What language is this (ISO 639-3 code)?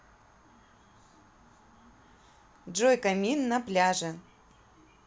rus